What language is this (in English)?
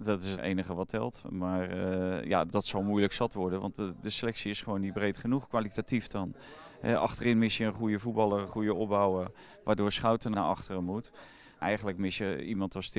Dutch